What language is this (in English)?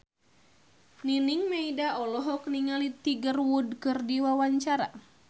Sundanese